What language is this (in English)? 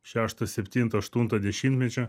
Lithuanian